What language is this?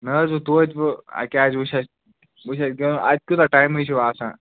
Kashmiri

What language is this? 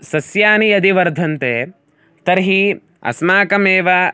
Sanskrit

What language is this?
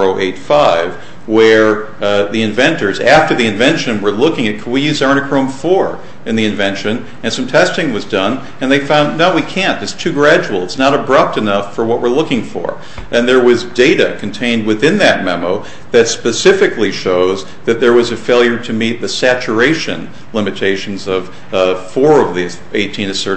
English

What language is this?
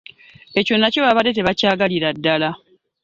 Ganda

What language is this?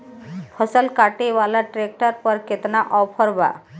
Bhojpuri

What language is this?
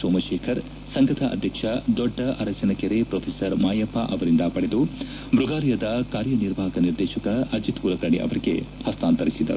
Kannada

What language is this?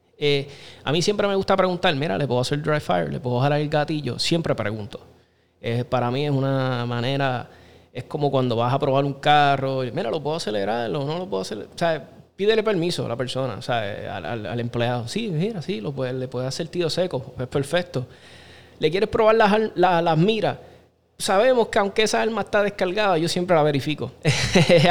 Spanish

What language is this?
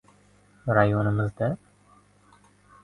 Uzbek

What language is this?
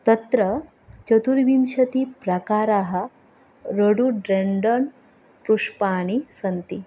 Sanskrit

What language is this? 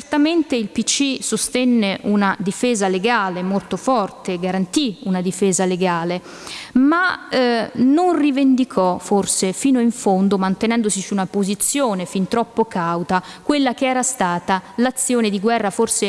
Italian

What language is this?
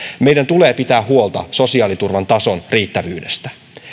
Finnish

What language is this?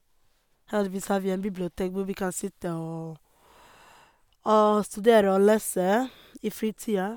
Norwegian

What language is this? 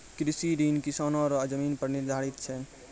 Maithili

